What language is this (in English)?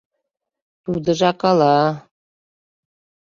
Mari